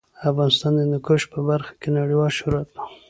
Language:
Pashto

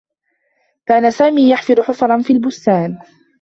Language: Arabic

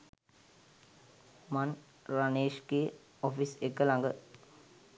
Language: Sinhala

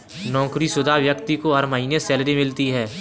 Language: Hindi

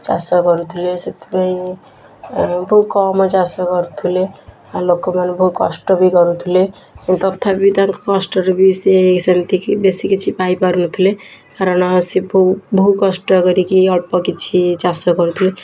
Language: Odia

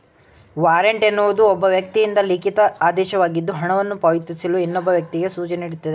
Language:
Kannada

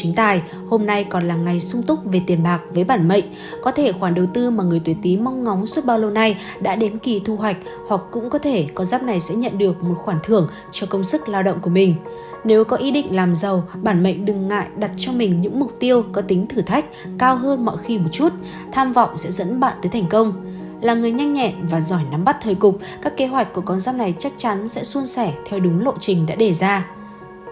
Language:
Vietnamese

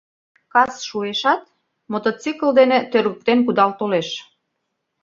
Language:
Mari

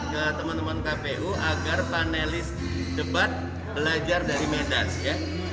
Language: Indonesian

